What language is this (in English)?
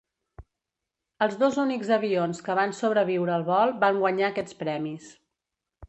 Catalan